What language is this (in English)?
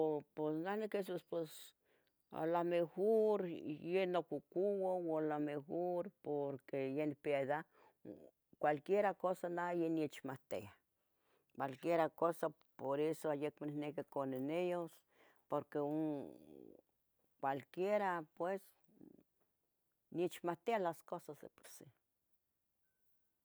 Tetelcingo Nahuatl